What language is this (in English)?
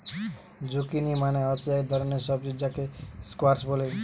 Bangla